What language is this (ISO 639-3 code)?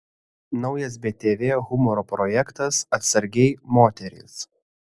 lit